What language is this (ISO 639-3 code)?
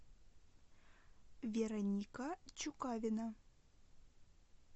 rus